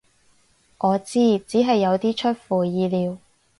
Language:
Cantonese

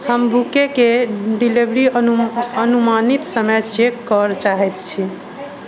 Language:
Maithili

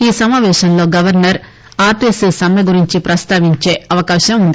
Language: Telugu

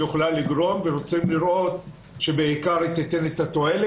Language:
Hebrew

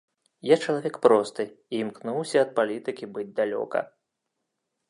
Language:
Belarusian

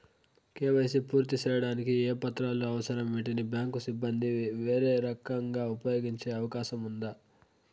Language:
Telugu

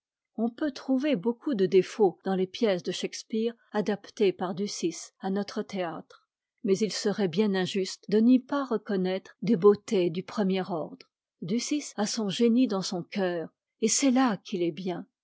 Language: French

